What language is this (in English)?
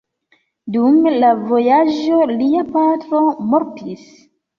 Esperanto